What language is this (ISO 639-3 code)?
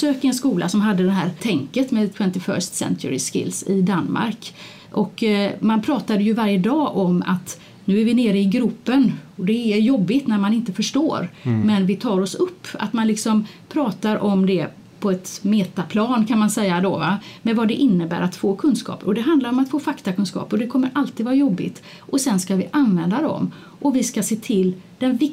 swe